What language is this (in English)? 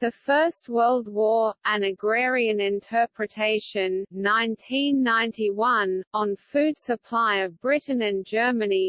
English